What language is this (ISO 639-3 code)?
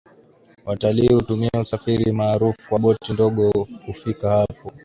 swa